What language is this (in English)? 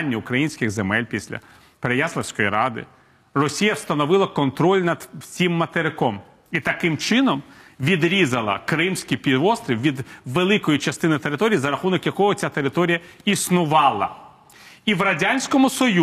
Ukrainian